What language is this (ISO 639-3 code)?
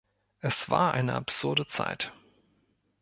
deu